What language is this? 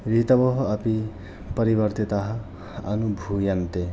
Sanskrit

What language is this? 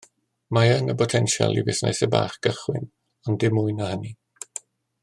Welsh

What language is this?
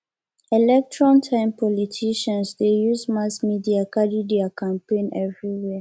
Nigerian Pidgin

